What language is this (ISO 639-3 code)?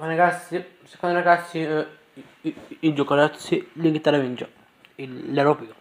ita